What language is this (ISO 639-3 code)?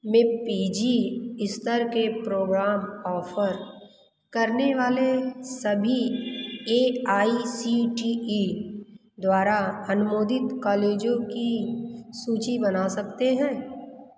hin